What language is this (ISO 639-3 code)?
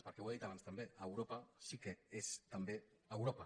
cat